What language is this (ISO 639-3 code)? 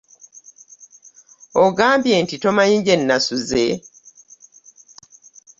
lug